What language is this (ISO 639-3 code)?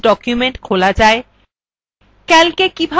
ben